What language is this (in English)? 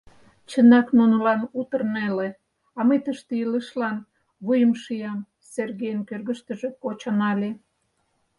Mari